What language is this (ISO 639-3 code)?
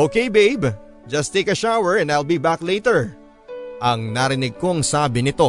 fil